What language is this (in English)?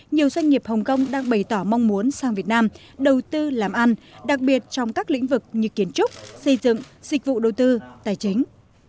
Vietnamese